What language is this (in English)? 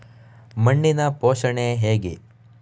Kannada